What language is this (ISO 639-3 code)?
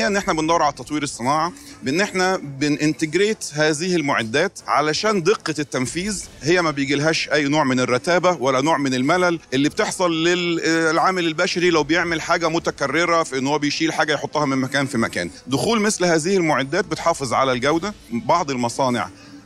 ara